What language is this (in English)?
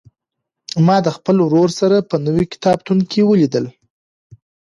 Pashto